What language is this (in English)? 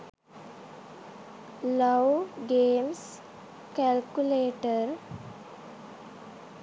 Sinhala